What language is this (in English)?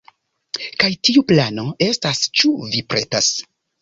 Esperanto